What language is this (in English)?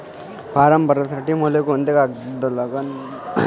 Marathi